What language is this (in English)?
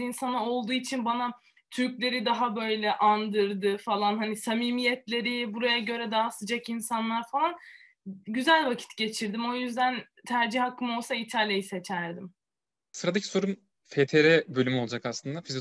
Turkish